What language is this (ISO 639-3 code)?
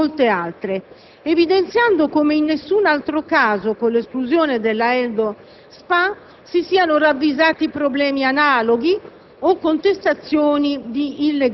ita